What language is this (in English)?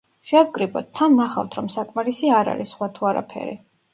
Georgian